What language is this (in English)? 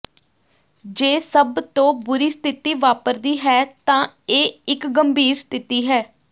Punjabi